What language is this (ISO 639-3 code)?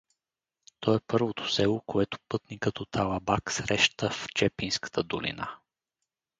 bul